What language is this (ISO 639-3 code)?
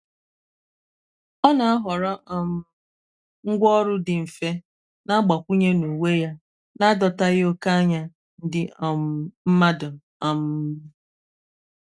ibo